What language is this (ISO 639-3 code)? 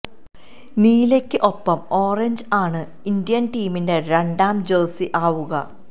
mal